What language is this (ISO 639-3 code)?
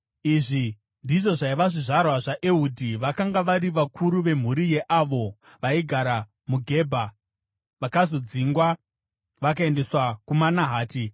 sna